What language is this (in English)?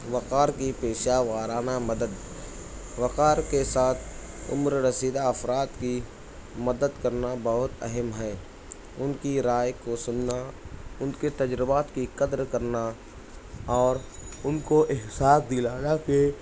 Urdu